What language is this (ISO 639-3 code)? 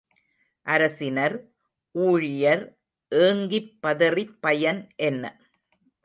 tam